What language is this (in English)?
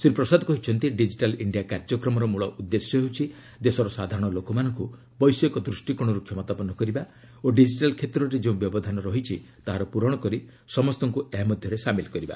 Odia